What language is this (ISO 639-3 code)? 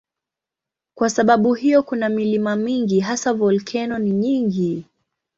swa